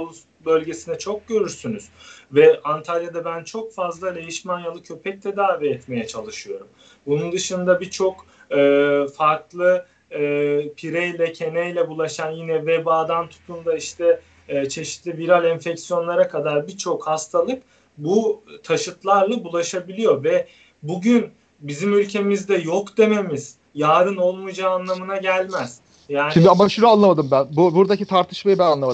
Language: Turkish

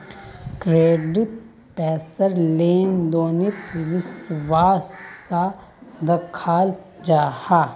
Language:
Magahi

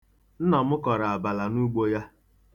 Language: Igbo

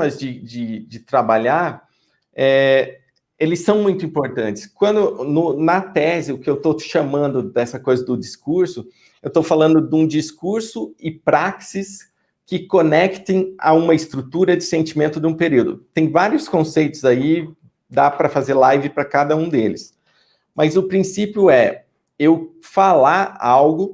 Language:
Portuguese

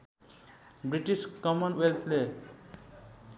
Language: Nepali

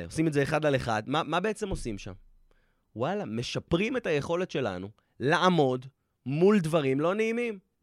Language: Hebrew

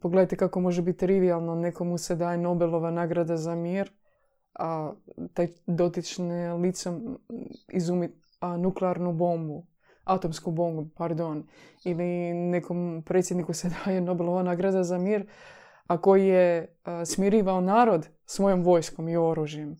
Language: Croatian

